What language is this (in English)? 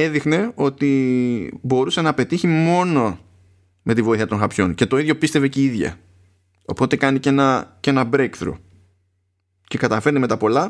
Greek